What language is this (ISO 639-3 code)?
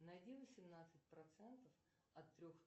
rus